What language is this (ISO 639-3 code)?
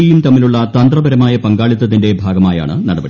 mal